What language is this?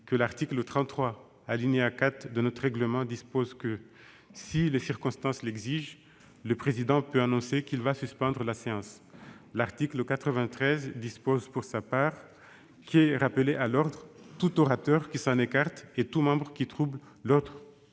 French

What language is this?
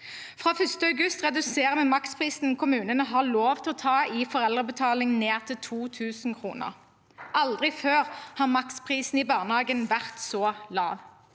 Norwegian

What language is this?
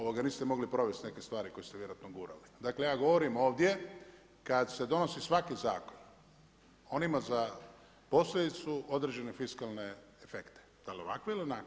Croatian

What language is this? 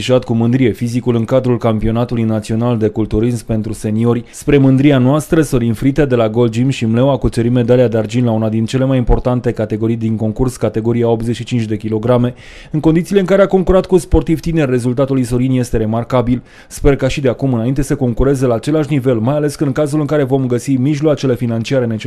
Romanian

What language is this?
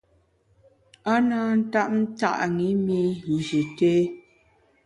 Bamun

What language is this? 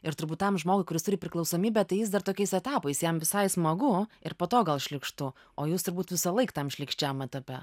Lithuanian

